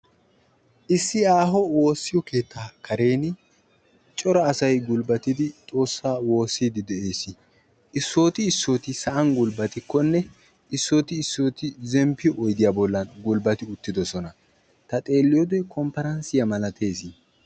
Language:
Wolaytta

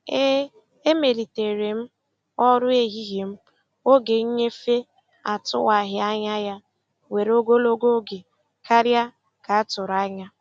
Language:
Igbo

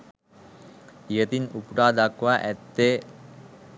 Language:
Sinhala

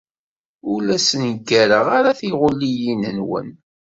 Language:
Kabyle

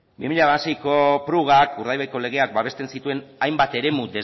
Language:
Basque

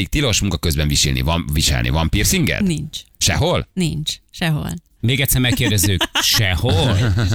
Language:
Hungarian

